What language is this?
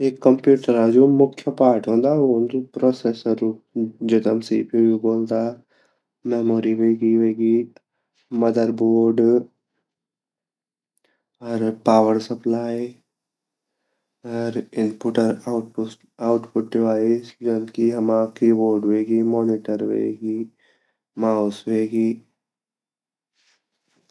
Garhwali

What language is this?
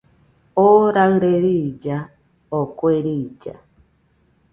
Nüpode Huitoto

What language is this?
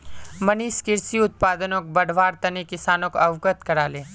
Magahi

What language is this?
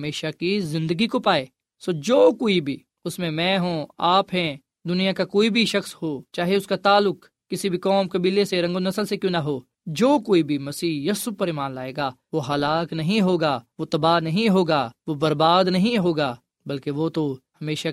Urdu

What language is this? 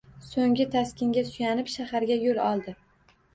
Uzbek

